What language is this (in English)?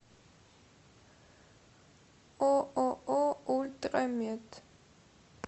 Russian